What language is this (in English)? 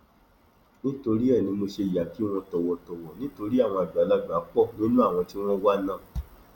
Yoruba